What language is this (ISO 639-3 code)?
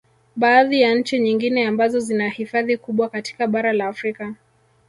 swa